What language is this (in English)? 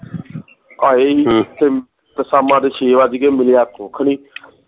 Punjabi